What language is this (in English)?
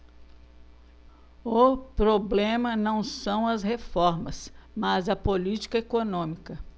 Portuguese